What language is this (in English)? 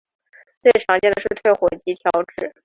Chinese